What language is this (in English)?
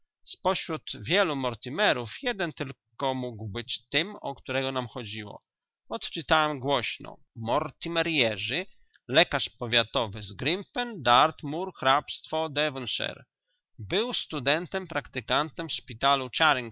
Polish